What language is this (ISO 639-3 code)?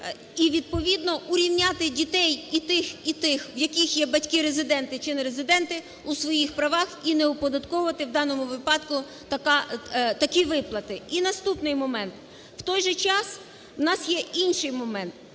ukr